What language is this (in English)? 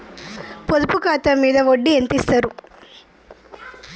Telugu